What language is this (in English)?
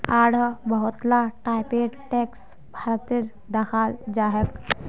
Magahi